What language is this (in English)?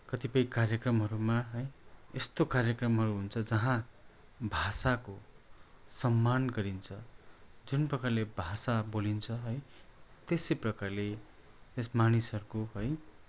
Nepali